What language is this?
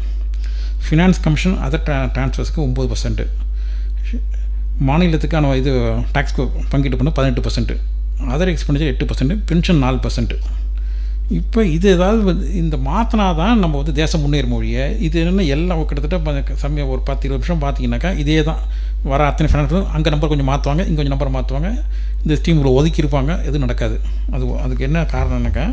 Tamil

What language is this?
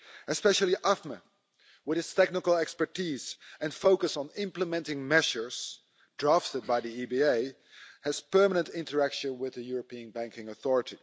English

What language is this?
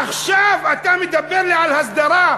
Hebrew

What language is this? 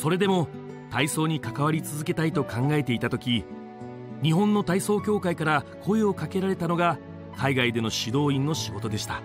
Japanese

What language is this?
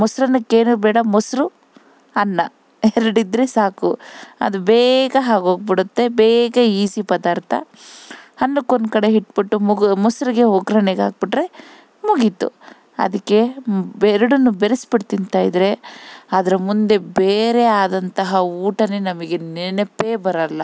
Kannada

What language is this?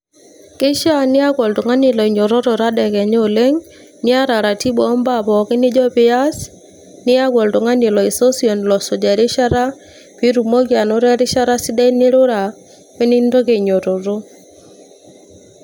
Masai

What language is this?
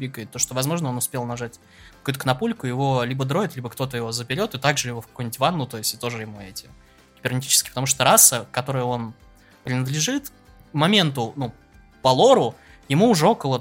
Russian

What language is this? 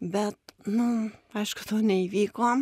Lithuanian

